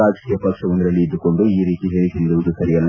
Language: Kannada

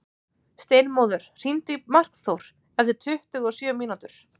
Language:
Icelandic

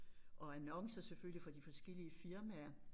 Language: Danish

